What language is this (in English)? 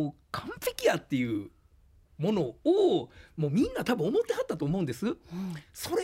Japanese